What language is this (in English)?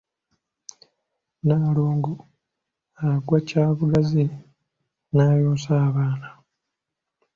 Ganda